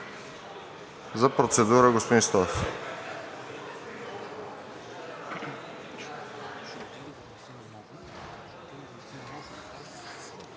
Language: Bulgarian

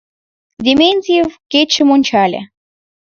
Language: Mari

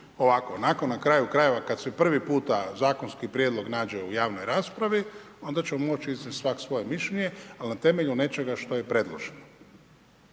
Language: Croatian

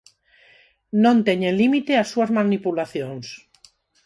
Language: Galician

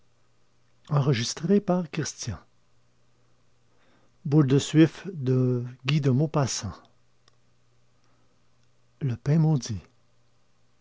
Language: French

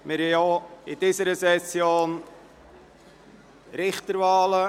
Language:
Swiss German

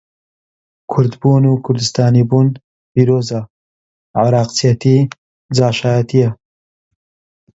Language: Central Kurdish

